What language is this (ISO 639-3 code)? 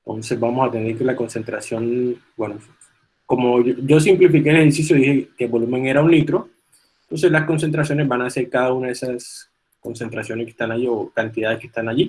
spa